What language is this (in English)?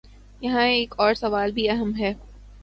Urdu